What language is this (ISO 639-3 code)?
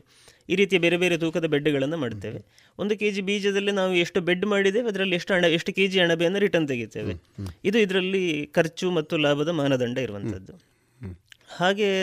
kan